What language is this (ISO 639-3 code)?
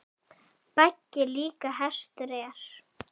isl